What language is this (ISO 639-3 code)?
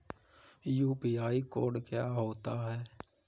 hin